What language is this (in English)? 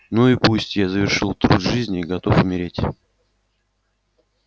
Russian